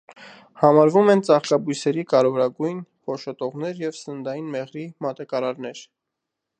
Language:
Armenian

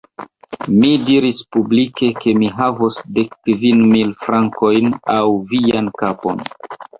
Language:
Esperanto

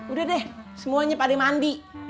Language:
Indonesian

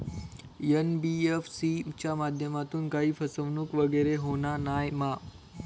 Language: Marathi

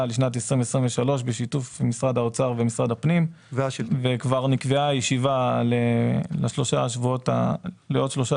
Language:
Hebrew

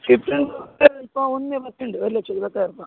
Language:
Malayalam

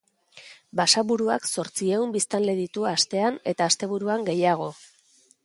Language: Basque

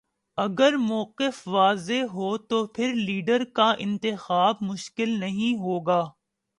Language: Urdu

